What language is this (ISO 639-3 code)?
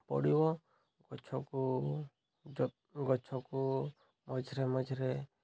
ori